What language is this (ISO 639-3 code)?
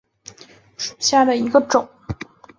zho